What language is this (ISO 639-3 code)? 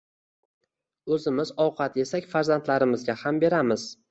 uzb